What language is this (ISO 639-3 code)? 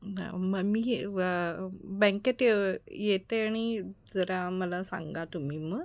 mar